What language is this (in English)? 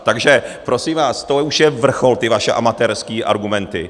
Czech